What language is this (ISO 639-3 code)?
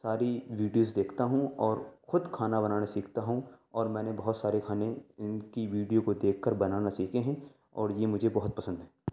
urd